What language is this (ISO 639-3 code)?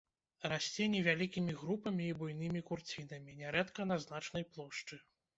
bel